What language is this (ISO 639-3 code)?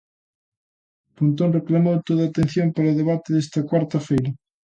glg